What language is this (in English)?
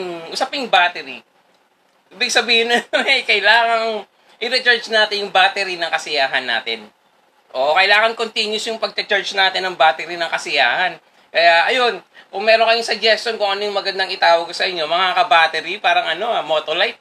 Filipino